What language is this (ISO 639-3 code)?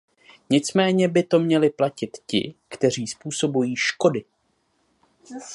ces